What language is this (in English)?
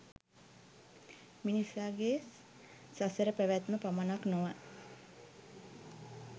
Sinhala